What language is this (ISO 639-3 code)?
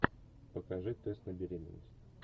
rus